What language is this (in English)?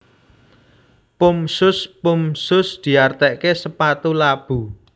Javanese